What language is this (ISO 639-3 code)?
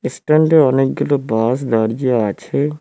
ben